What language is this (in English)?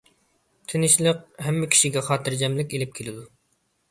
Uyghur